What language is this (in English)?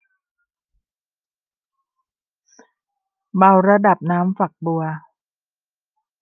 Thai